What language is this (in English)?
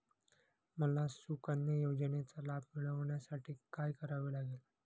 Marathi